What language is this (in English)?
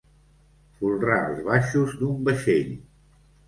Catalan